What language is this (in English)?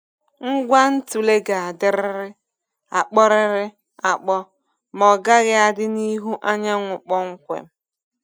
Igbo